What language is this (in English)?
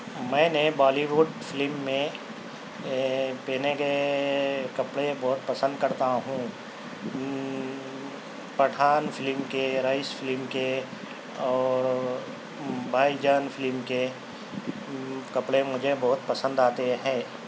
Urdu